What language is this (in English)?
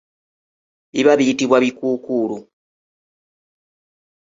Ganda